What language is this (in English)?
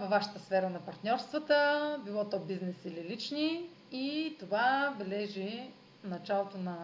Bulgarian